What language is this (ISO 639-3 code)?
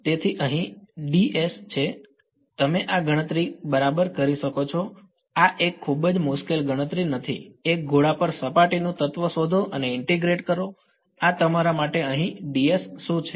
guj